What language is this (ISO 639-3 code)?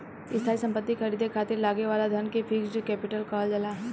bho